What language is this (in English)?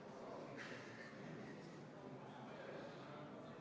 Estonian